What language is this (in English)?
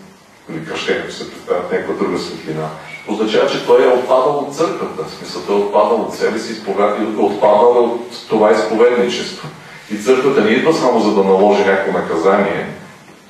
Bulgarian